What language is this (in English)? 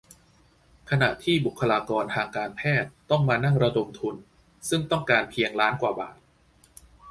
Thai